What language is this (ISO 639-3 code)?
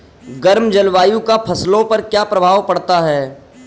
hin